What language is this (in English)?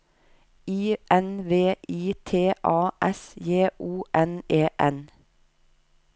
Norwegian